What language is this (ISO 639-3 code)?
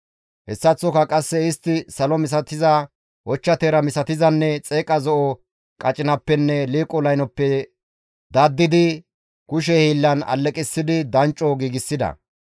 gmv